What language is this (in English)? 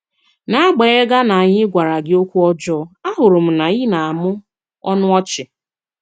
Igbo